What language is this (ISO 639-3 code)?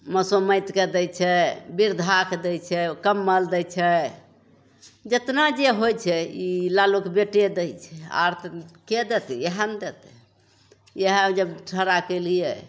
mai